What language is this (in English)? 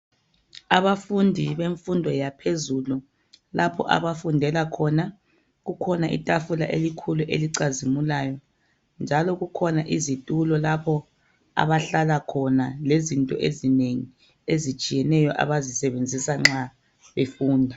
North Ndebele